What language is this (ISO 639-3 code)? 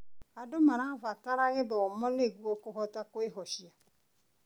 kik